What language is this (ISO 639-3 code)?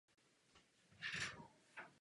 ces